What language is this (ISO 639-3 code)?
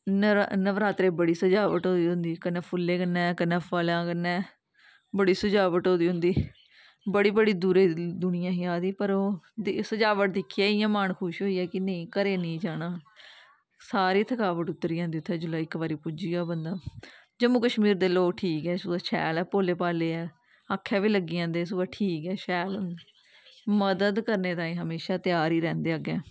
doi